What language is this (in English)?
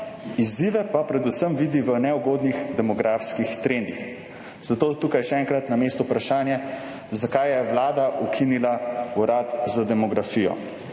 Slovenian